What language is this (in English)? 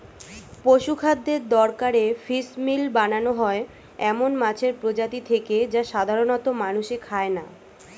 Bangla